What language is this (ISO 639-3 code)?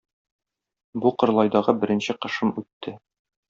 tat